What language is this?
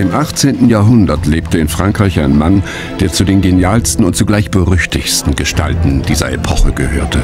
German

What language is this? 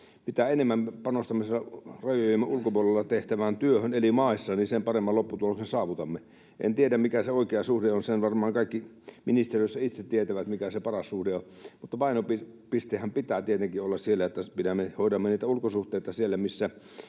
Finnish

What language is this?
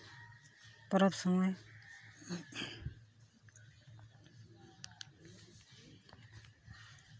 Santali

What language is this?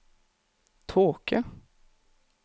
Norwegian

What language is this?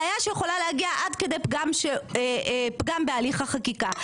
Hebrew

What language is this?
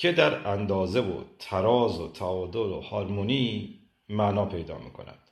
Persian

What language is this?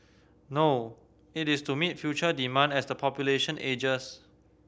English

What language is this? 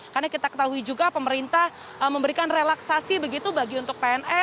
Indonesian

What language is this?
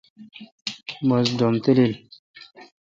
Kalkoti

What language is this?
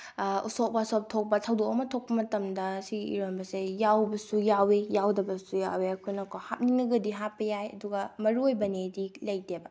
Manipuri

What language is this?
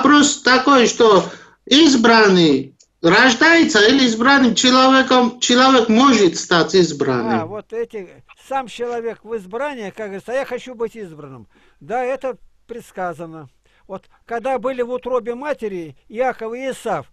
Russian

